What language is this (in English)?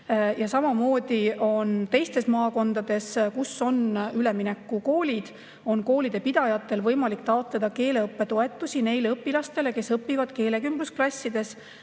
Estonian